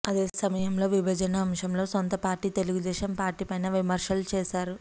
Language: Telugu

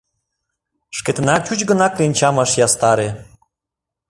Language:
Mari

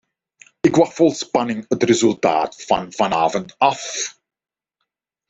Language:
Dutch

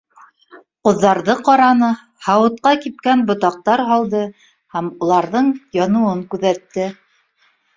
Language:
Bashkir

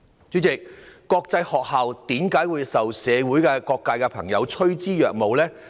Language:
Cantonese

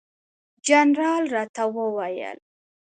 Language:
Pashto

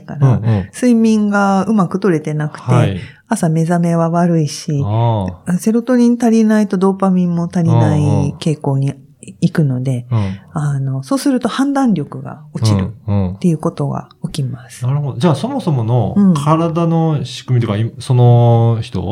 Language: Japanese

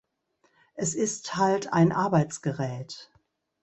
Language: German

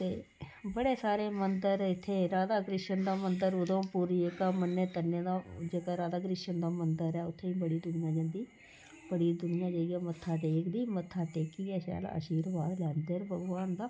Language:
Dogri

